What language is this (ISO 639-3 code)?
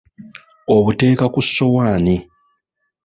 lug